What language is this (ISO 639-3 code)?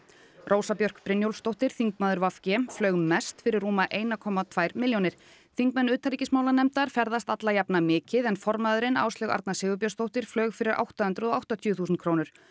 isl